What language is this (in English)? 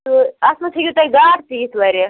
Kashmiri